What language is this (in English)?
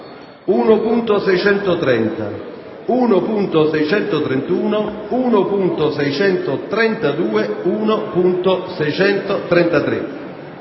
Italian